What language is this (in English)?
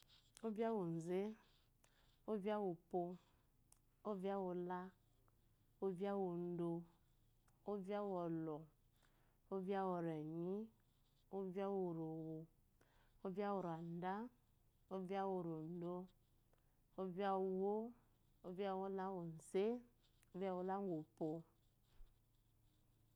Eloyi